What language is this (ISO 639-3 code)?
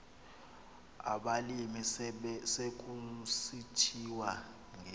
xho